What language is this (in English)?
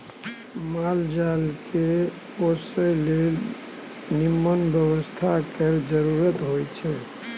Maithili